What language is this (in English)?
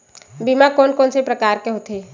Chhattisgarhi